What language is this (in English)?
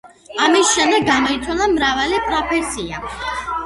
Georgian